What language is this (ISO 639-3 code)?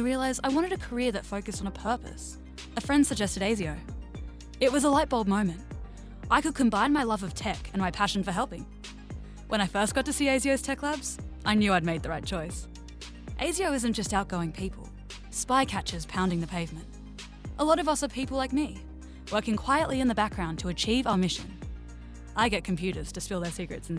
eng